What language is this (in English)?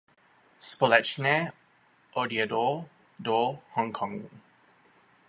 Czech